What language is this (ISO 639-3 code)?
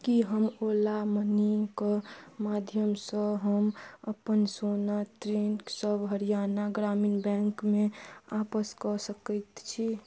mai